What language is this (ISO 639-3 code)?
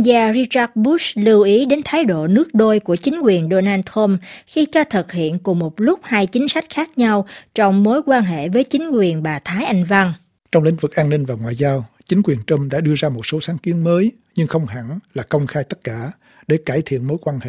vie